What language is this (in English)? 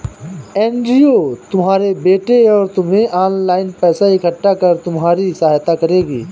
Hindi